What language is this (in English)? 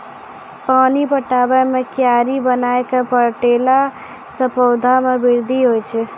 Maithili